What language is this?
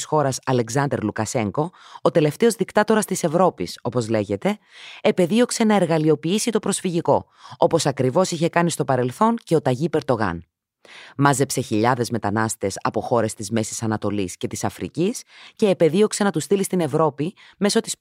Greek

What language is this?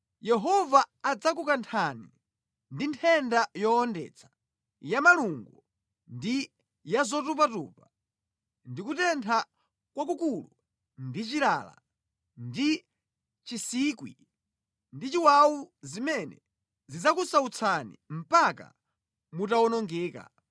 Nyanja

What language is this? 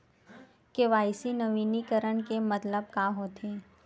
Chhattisgarhi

